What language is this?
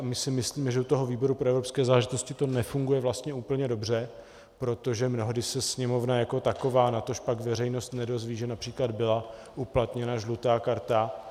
Czech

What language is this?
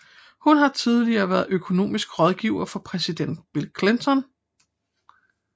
Danish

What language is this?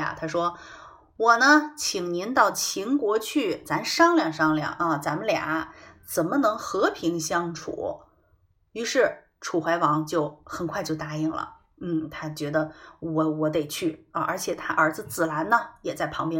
Chinese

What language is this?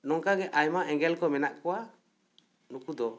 Santali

